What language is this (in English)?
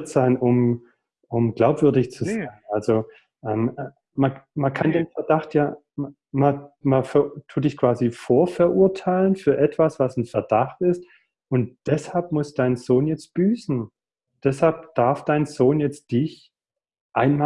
German